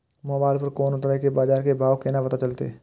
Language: Maithili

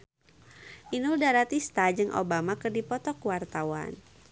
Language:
Sundanese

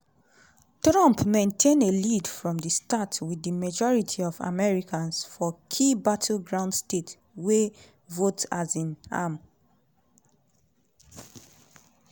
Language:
Nigerian Pidgin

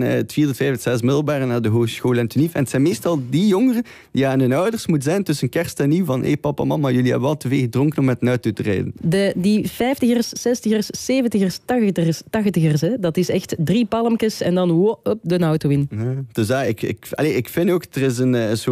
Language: Dutch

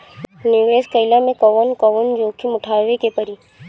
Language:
Bhojpuri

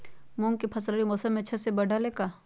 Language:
Magahi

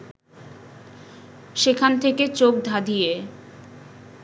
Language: Bangla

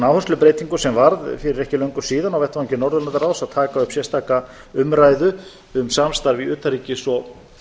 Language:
Icelandic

